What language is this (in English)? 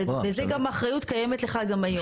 Hebrew